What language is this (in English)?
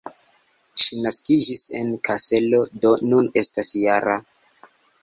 Esperanto